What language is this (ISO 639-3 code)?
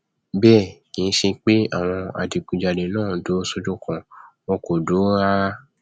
yor